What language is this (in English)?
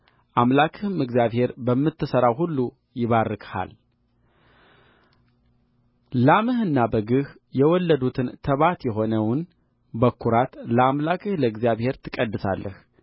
Amharic